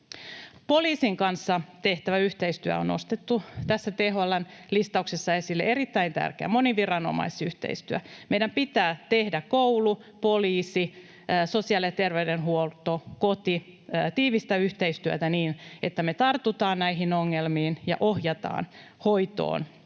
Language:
Finnish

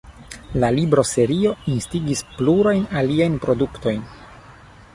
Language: Esperanto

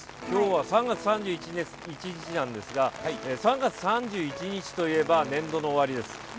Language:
Japanese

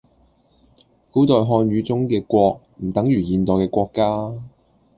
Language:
Cantonese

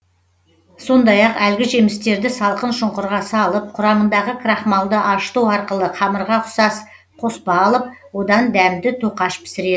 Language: Kazakh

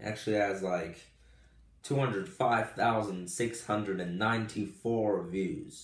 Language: English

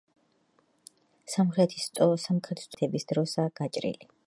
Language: Georgian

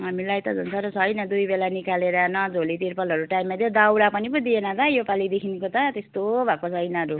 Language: Nepali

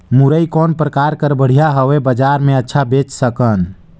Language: Chhattisgarhi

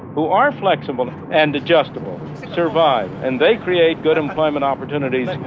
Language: English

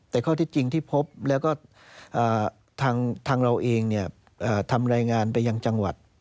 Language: Thai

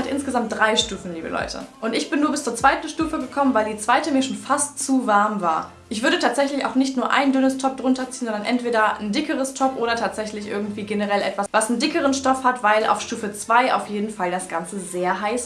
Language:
German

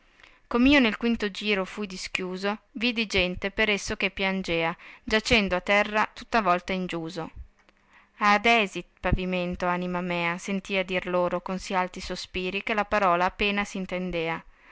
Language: Italian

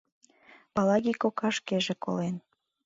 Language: Mari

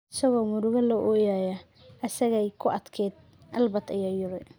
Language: Somali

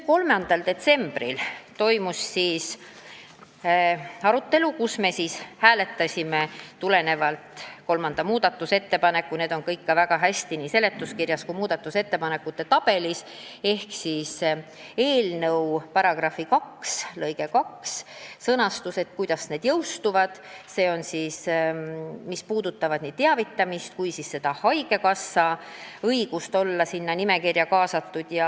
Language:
Estonian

